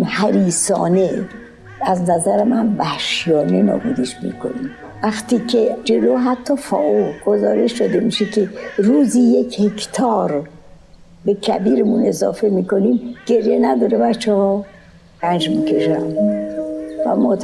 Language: Persian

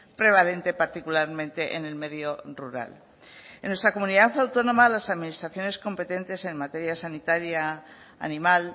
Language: Spanish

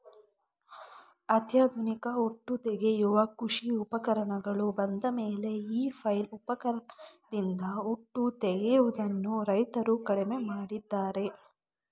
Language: Kannada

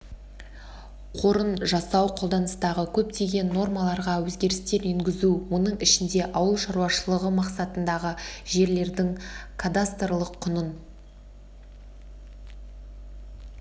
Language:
Kazakh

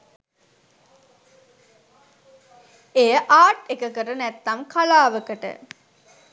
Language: Sinhala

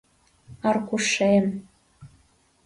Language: Mari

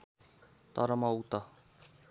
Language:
Nepali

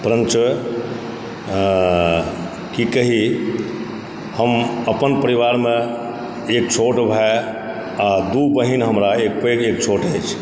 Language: Maithili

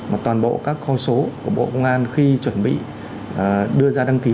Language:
Vietnamese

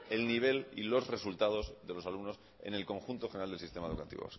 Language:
Spanish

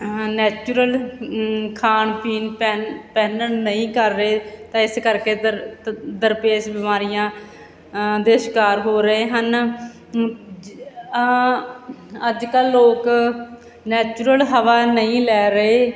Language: Punjabi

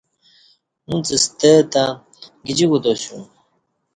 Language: Kati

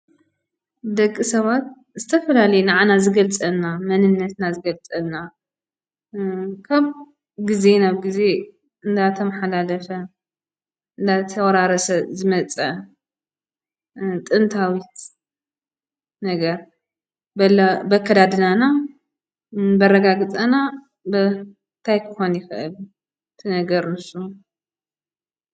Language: Tigrinya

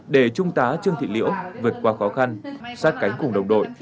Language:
Vietnamese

